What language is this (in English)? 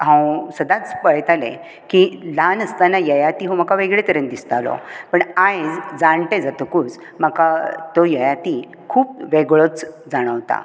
Konkani